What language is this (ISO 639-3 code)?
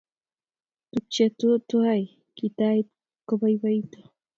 kln